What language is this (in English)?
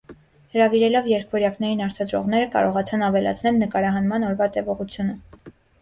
Armenian